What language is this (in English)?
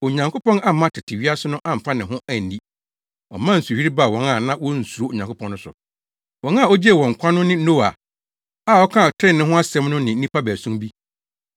Akan